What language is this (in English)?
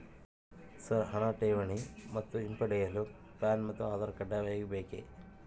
Kannada